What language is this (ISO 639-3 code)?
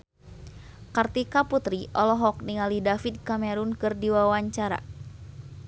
sun